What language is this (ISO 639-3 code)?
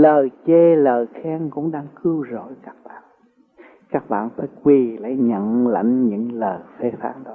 vie